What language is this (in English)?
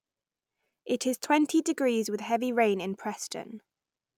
English